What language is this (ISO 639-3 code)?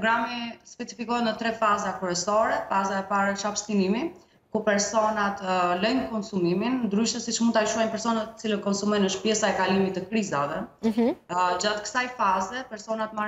ron